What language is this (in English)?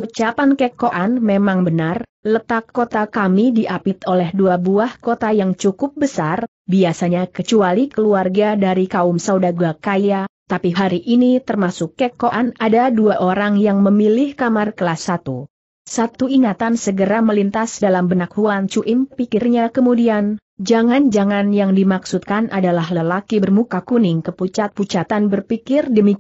Indonesian